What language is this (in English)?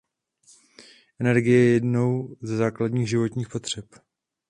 Czech